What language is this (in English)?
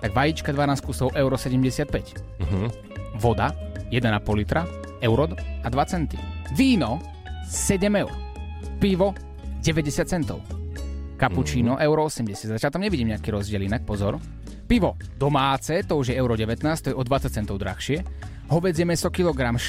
Slovak